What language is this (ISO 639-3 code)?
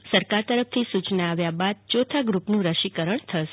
guj